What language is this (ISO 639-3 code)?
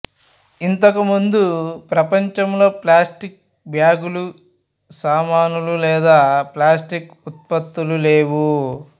tel